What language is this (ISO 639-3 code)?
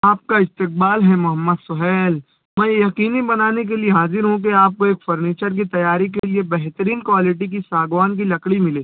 urd